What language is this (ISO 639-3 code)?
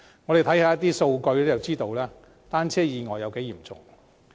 yue